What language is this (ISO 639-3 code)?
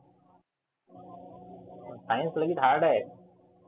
mar